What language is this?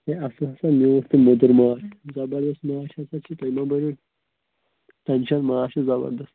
Kashmiri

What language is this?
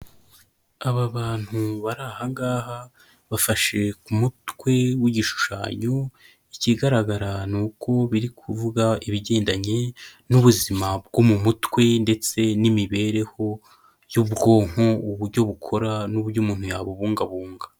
Kinyarwanda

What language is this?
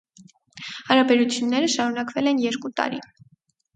Armenian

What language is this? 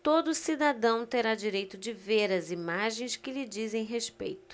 Portuguese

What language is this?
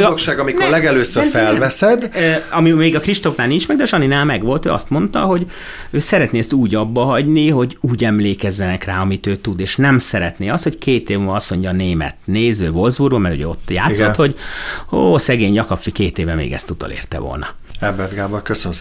Hungarian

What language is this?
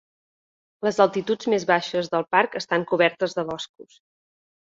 Catalan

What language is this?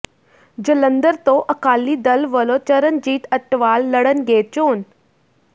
Punjabi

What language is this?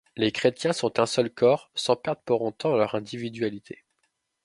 French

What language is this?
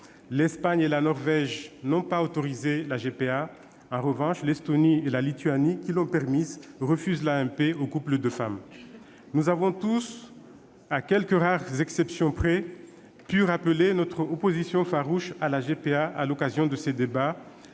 French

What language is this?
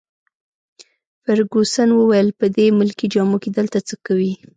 Pashto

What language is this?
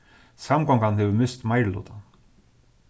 Faroese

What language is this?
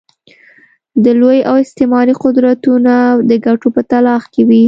Pashto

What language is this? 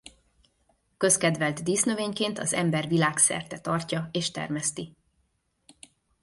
Hungarian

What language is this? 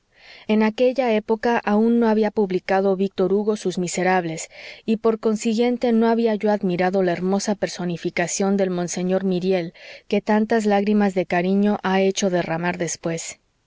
Spanish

